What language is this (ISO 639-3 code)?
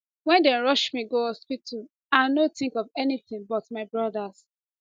pcm